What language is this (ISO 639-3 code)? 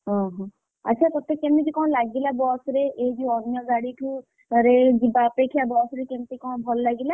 ori